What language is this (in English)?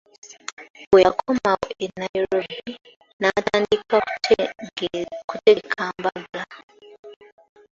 Ganda